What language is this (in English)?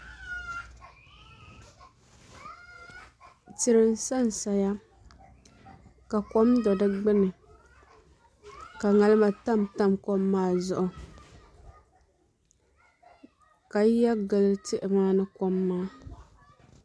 Dagbani